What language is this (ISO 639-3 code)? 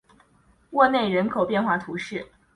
zho